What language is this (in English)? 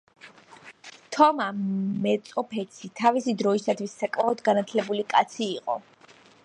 Georgian